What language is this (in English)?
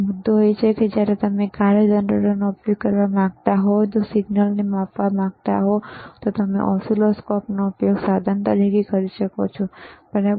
Gujarati